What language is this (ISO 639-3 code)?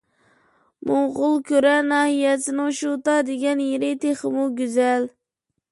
uig